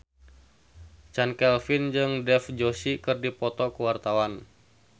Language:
Sundanese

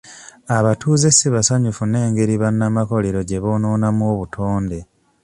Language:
Ganda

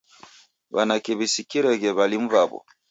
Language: Taita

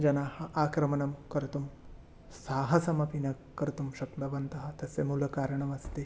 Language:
Sanskrit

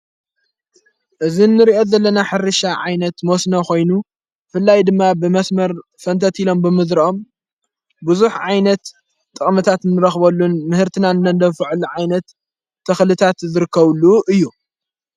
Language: Tigrinya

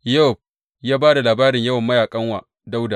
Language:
Hausa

